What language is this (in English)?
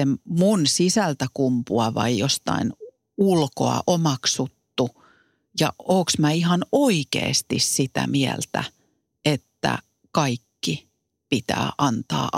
Finnish